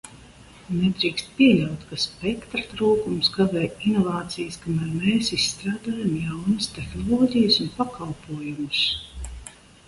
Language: Latvian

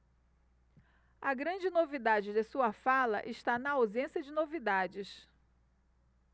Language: Portuguese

